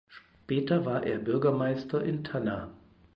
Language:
German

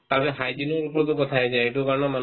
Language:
Assamese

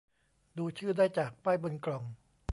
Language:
Thai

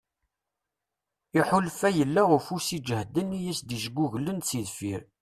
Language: Kabyle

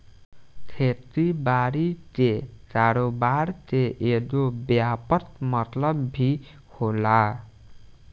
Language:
Bhojpuri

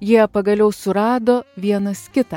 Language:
Lithuanian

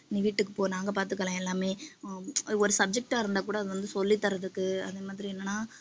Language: Tamil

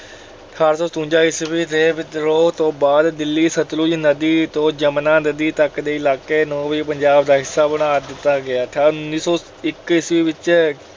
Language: Punjabi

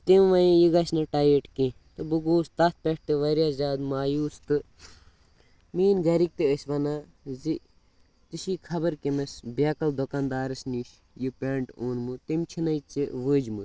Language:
Kashmiri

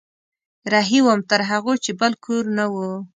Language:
Pashto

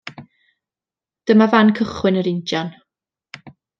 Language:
Welsh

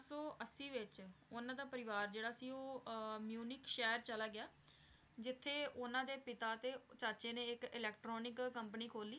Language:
Punjabi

